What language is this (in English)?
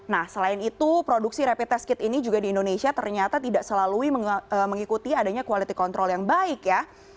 Indonesian